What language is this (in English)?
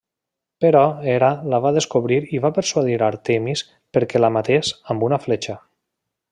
Catalan